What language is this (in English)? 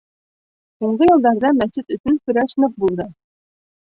Bashkir